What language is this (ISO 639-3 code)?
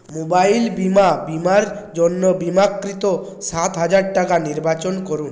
ben